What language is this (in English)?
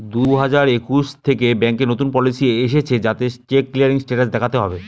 Bangla